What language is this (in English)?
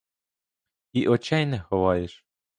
Ukrainian